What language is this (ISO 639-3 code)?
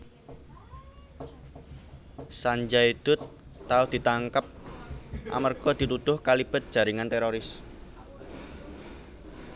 jav